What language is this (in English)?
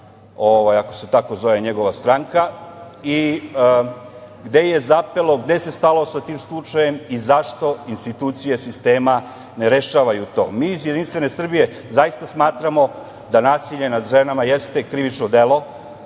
Serbian